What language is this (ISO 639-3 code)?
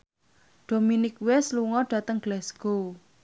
jav